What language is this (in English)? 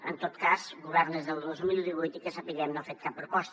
Catalan